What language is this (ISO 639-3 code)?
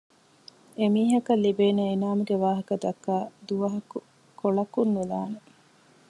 div